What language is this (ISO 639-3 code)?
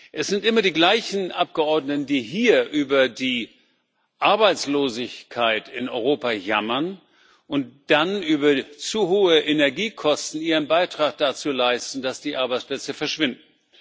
deu